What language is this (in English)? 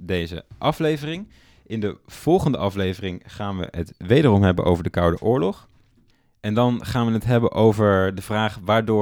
Dutch